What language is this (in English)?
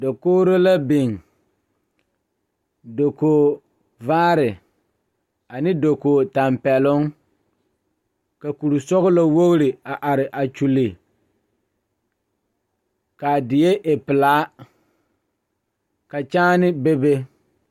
Southern Dagaare